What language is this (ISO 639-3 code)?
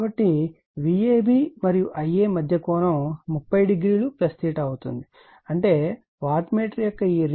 tel